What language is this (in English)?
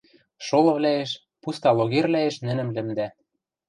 Western Mari